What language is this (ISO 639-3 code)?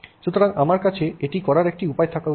ben